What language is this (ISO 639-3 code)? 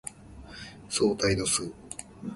jpn